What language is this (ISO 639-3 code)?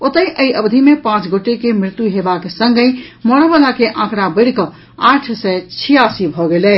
mai